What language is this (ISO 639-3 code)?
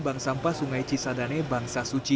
ind